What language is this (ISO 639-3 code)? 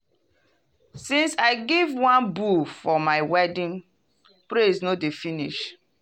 pcm